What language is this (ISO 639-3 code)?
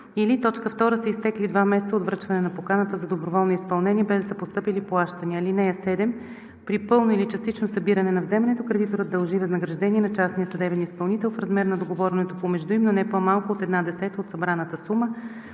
bul